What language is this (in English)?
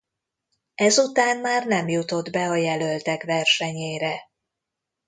Hungarian